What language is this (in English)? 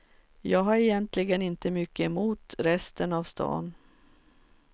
Swedish